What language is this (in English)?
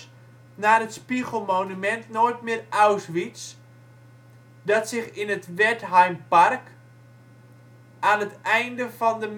Dutch